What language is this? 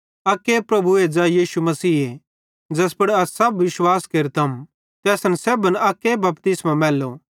Bhadrawahi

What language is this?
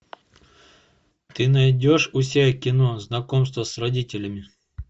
Russian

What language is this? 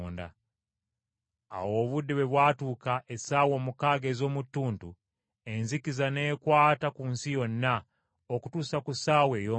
Ganda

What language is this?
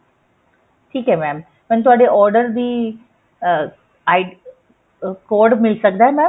Punjabi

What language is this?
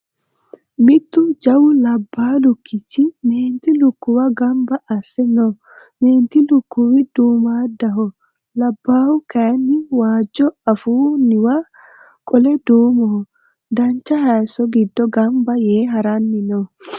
Sidamo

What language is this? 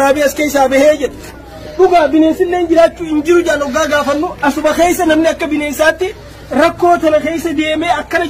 Arabic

